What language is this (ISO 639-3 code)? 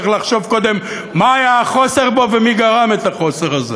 heb